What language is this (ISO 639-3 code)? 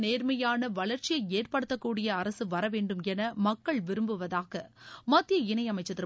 tam